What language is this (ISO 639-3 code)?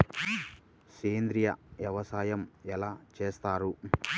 tel